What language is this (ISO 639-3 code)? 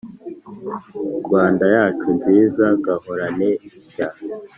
kin